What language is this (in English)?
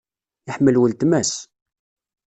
Kabyle